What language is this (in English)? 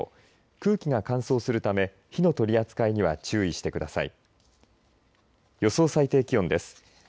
Japanese